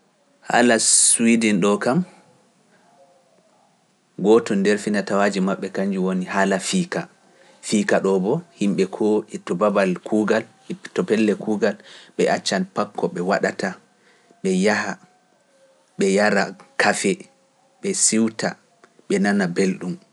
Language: Pular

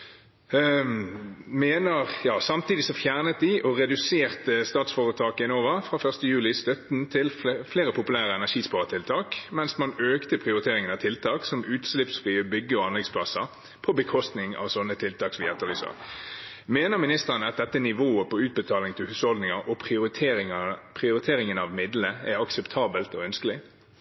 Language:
Norwegian Bokmål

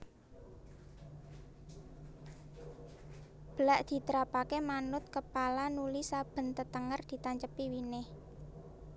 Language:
Javanese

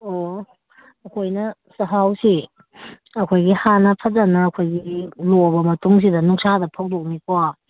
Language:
Manipuri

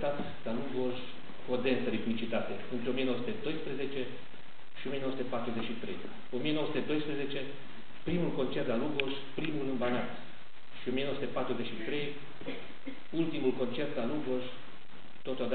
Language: Romanian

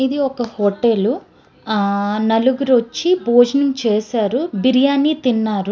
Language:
Telugu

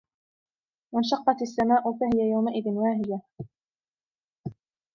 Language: Arabic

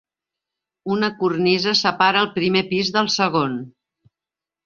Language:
Catalan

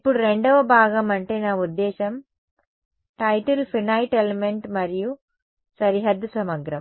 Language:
Telugu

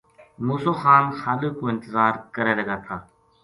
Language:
Gujari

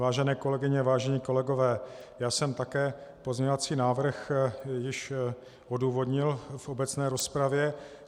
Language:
Czech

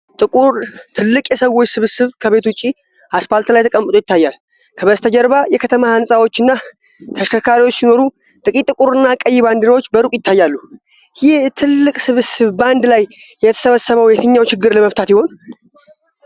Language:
Amharic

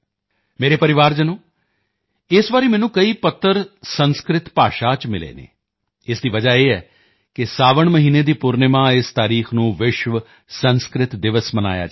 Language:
Punjabi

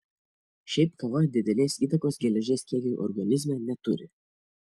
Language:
Lithuanian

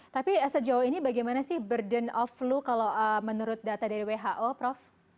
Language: Indonesian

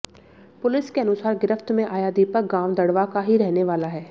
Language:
Hindi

